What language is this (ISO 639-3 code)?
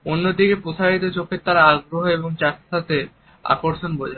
ben